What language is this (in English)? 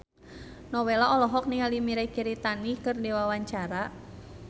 Sundanese